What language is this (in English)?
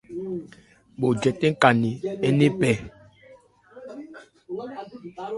Ebrié